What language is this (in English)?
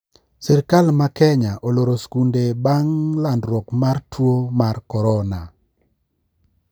Luo (Kenya and Tanzania)